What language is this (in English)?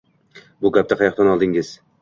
Uzbek